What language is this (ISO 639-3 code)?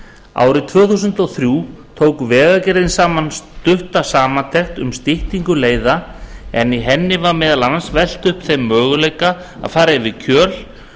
isl